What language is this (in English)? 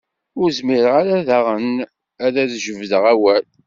Kabyle